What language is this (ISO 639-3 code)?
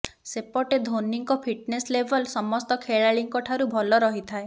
ori